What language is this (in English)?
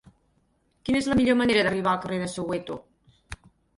Catalan